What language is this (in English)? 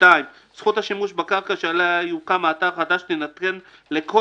Hebrew